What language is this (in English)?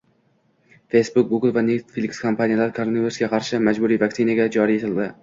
Uzbek